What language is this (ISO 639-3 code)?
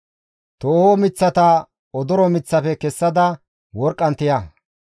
gmv